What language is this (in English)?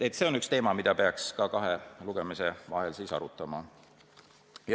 Estonian